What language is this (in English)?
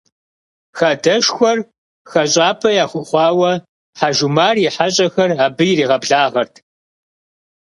Kabardian